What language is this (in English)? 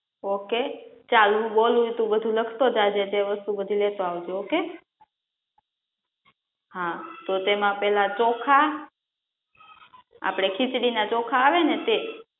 Gujarati